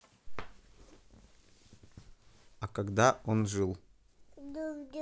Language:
Russian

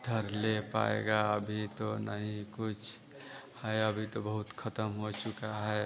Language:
Hindi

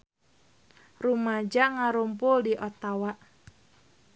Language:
Sundanese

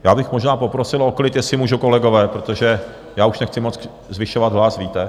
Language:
Czech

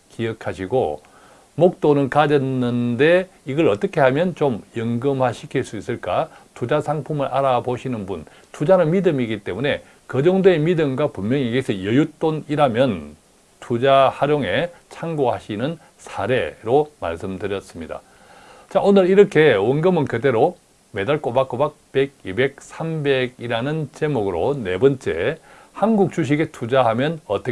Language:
Korean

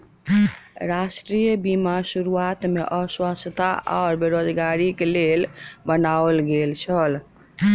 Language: Maithili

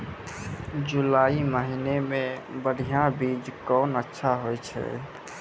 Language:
Maithili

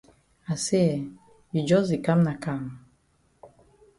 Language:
Cameroon Pidgin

